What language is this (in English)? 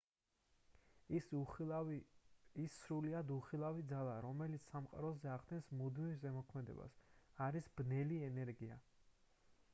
Georgian